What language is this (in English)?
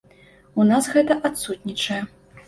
Belarusian